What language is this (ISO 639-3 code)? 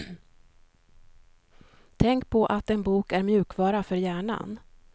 swe